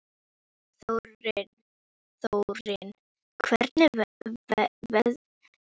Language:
Icelandic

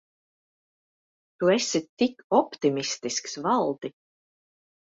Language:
Latvian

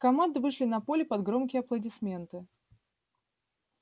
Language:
Russian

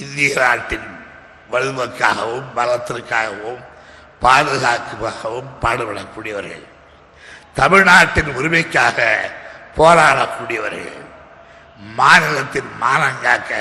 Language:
Tamil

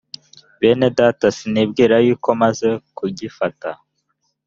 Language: Kinyarwanda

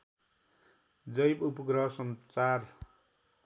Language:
Nepali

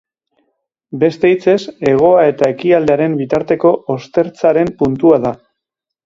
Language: Basque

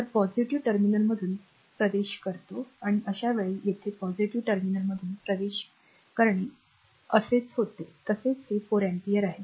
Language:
Marathi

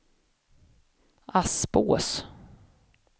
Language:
Swedish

